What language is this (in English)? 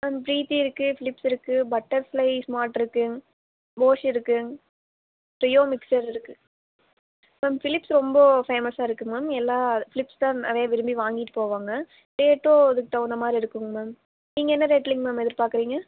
Tamil